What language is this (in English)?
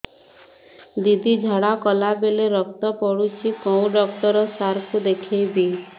Odia